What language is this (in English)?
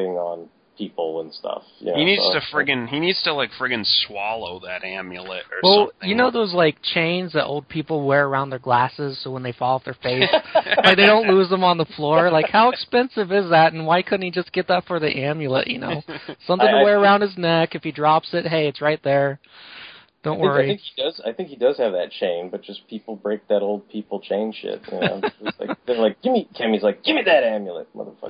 English